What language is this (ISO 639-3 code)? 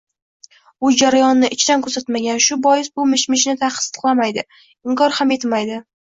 uzb